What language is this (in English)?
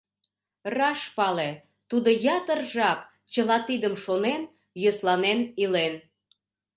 Mari